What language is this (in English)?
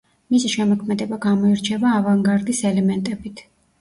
Georgian